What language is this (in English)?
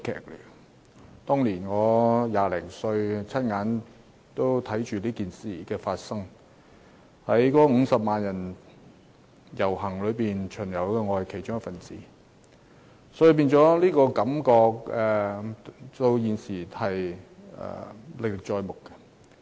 Cantonese